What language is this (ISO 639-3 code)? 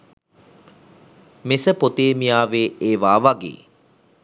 sin